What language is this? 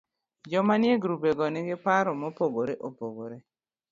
Luo (Kenya and Tanzania)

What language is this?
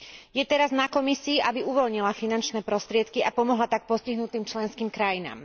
Slovak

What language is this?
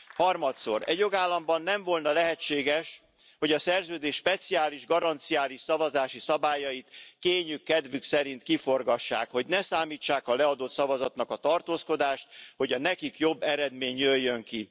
Hungarian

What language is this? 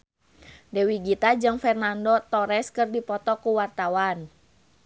Sundanese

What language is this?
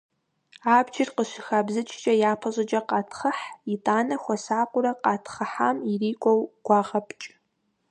Kabardian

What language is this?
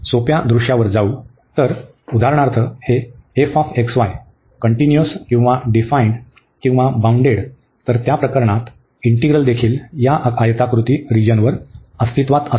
Marathi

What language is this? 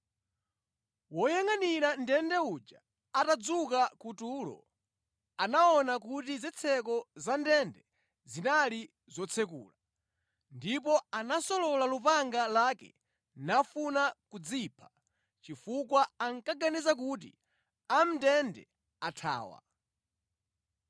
Nyanja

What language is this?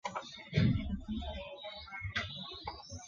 Chinese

